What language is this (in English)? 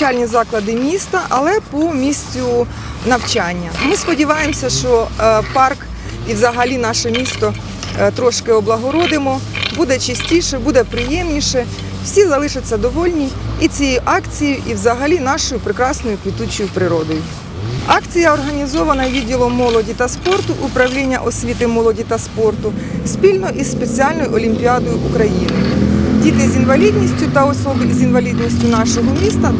Ukrainian